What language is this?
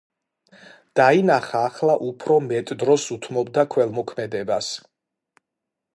Georgian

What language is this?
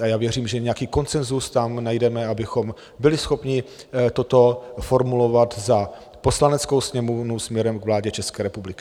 Czech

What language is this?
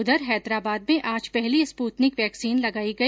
Hindi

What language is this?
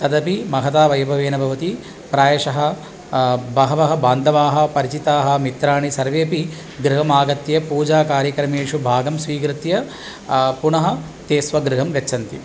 Sanskrit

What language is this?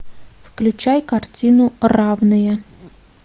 Russian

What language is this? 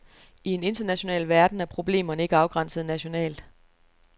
Danish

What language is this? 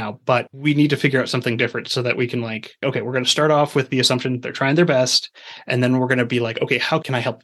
English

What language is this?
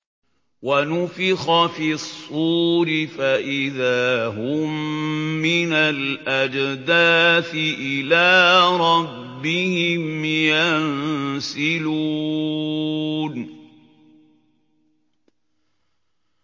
Arabic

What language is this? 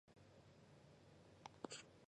Chinese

